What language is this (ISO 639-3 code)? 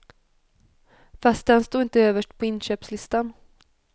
swe